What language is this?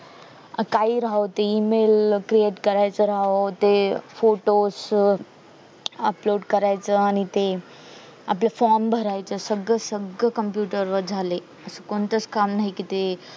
Marathi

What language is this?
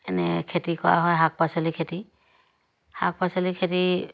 Assamese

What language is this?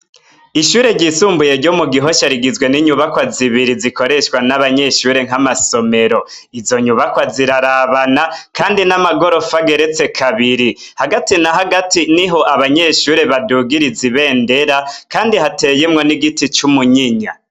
Rundi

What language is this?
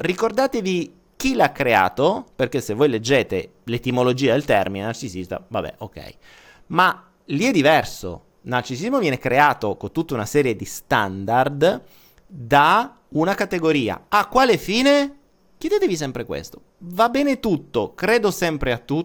Italian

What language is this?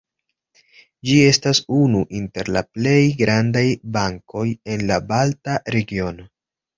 Esperanto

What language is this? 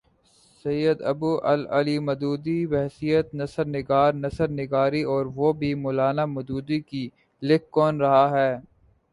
Urdu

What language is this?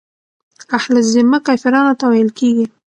Pashto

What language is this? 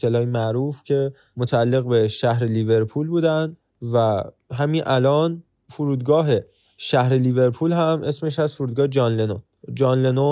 Persian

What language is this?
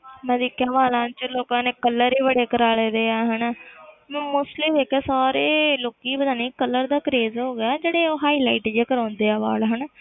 Punjabi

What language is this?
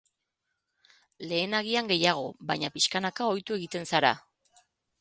Basque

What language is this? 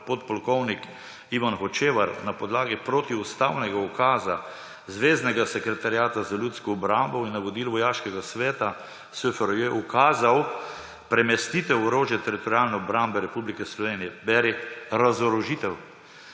Slovenian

